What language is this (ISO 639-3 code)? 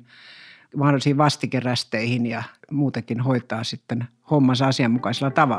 fin